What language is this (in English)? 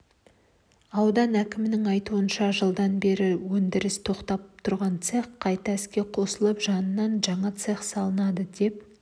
Kazakh